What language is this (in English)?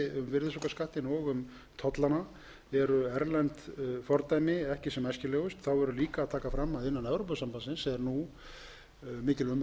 Icelandic